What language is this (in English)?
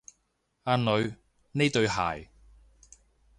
Cantonese